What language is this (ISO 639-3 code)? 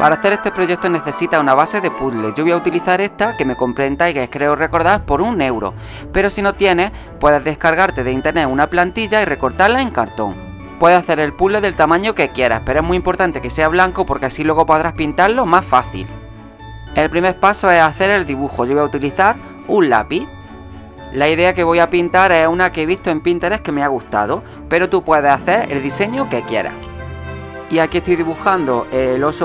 spa